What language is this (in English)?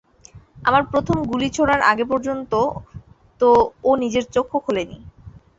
Bangla